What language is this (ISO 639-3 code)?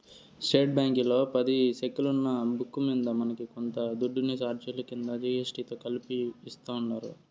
tel